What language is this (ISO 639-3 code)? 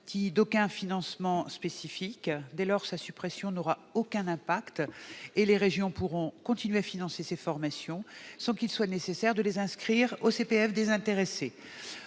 fra